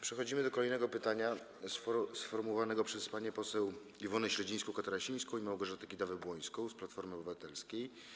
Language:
Polish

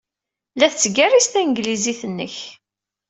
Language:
Kabyle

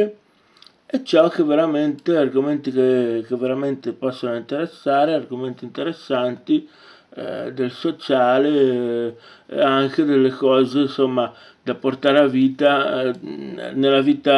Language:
Italian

